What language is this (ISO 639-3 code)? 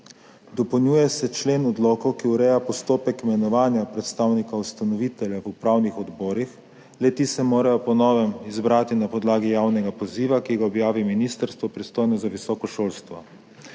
slv